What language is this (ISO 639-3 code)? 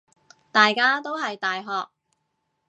yue